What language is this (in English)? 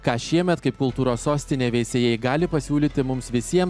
Lithuanian